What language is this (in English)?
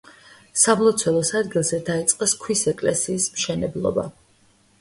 Georgian